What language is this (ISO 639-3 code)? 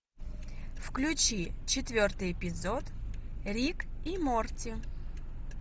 rus